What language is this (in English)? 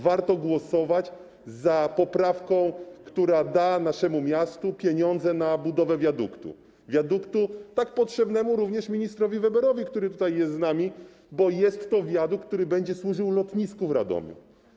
Polish